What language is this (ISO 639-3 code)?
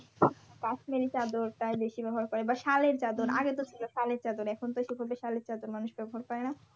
ben